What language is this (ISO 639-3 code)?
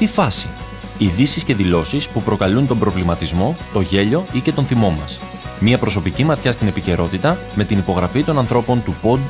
ell